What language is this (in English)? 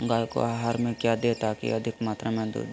Magahi